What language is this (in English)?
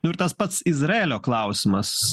Lithuanian